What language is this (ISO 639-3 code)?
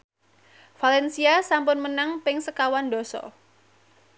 jav